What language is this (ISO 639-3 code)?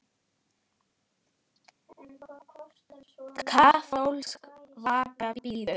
isl